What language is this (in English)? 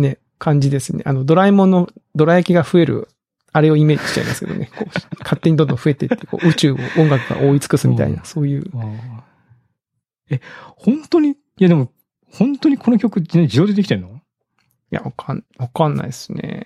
Japanese